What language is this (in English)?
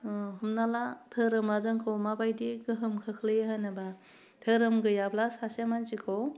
Bodo